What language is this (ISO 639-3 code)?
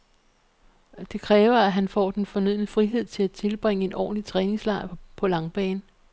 dan